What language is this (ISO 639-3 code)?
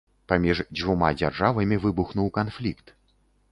bel